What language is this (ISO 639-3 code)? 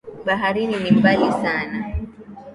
swa